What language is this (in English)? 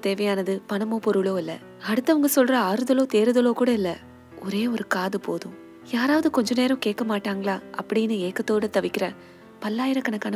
Tamil